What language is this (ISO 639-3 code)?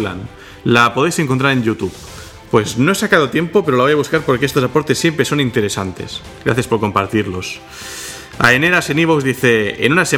spa